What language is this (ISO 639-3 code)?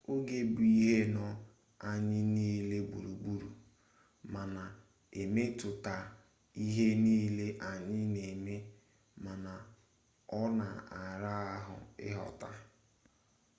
ibo